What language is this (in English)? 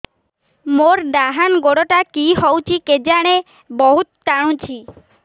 Odia